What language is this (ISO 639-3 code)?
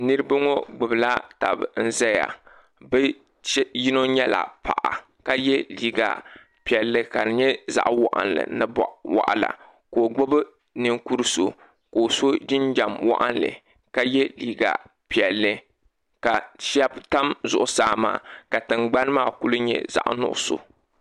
dag